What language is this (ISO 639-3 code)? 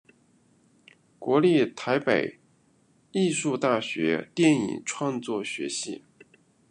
zho